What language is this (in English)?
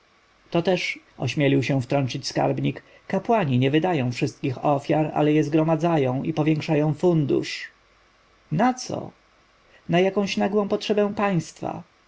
Polish